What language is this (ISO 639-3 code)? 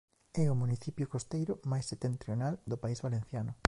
glg